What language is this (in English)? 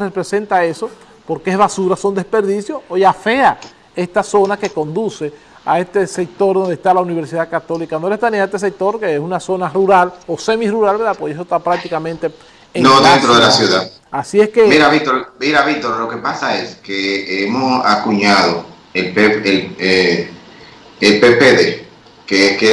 Spanish